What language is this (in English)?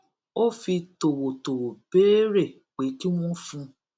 Yoruba